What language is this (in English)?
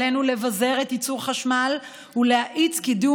Hebrew